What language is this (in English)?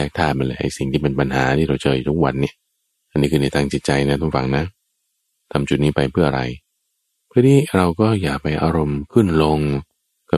Thai